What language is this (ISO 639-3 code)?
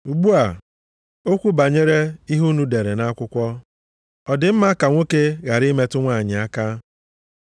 ibo